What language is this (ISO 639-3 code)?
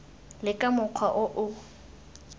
tsn